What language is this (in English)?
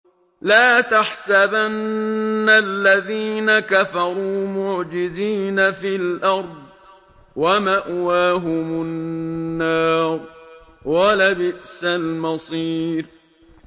Arabic